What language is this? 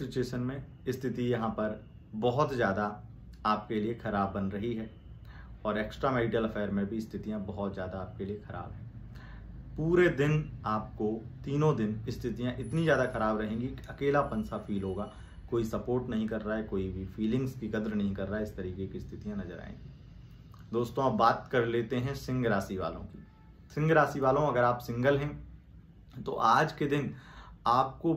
Hindi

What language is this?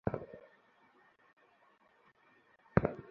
Bangla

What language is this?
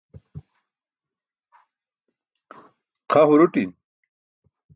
Burushaski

